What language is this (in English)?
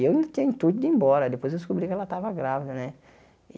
Portuguese